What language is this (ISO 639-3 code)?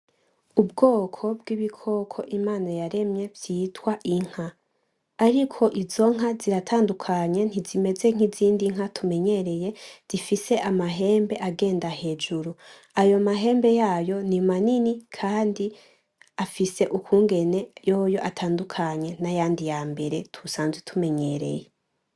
run